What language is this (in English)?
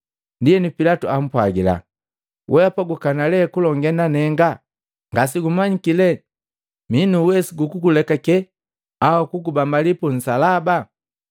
Matengo